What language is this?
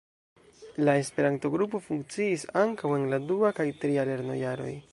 Esperanto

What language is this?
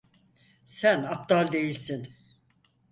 Turkish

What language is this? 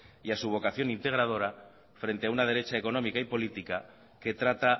Spanish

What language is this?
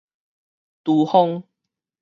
Min Nan Chinese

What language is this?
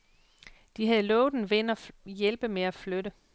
Danish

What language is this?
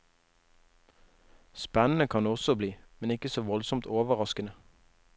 Norwegian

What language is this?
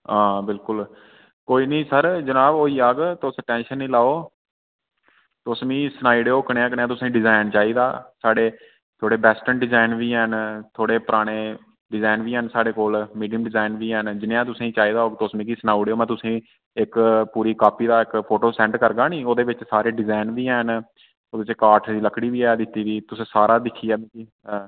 Dogri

